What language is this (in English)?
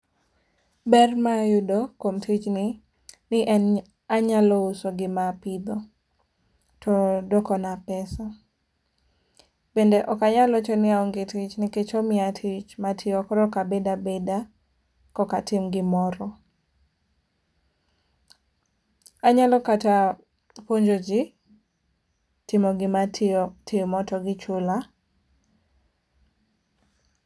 Luo (Kenya and Tanzania)